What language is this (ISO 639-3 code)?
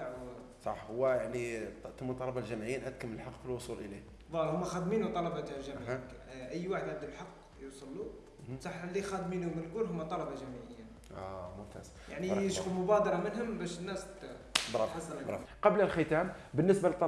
ara